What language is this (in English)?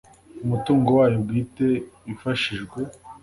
Kinyarwanda